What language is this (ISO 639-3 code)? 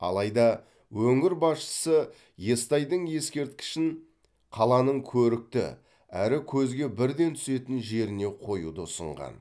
kaz